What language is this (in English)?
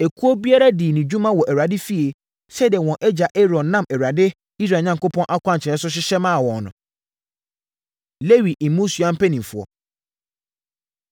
Akan